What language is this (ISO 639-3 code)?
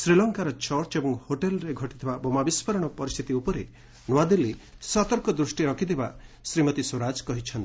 ori